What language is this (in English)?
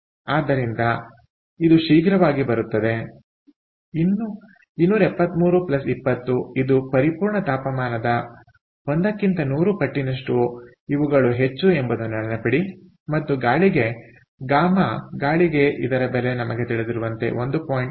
Kannada